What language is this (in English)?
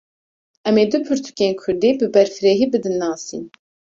Kurdish